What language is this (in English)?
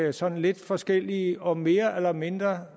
Danish